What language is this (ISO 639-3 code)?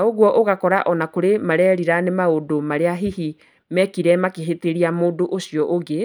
kik